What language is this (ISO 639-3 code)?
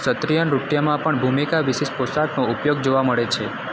guj